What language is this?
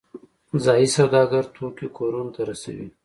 Pashto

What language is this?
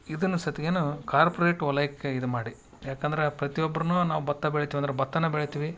Kannada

